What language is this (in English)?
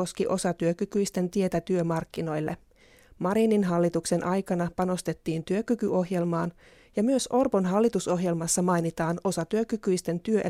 Finnish